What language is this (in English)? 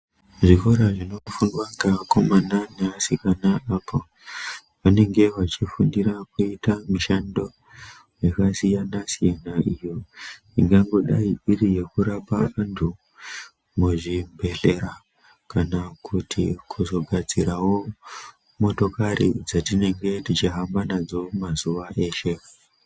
Ndau